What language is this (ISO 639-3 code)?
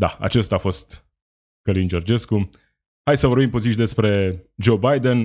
ron